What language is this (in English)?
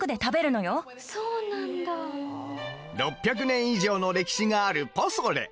Japanese